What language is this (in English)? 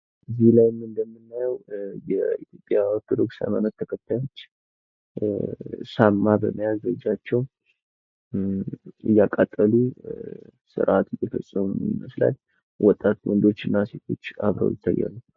Amharic